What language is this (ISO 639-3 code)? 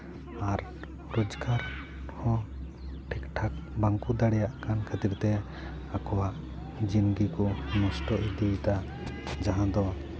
sat